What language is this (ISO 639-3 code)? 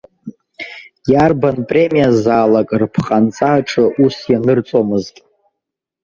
abk